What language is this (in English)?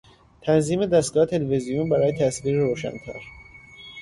Persian